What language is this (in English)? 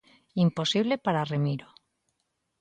Galician